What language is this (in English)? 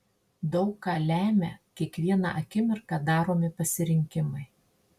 Lithuanian